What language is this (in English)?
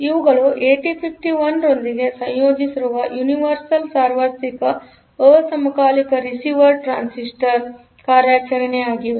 Kannada